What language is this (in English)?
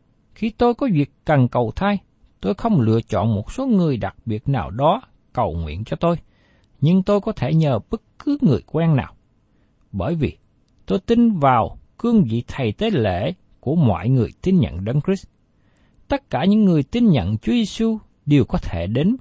Vietnamese